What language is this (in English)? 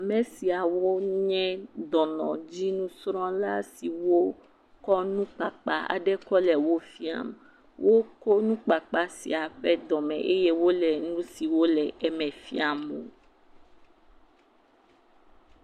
Ewe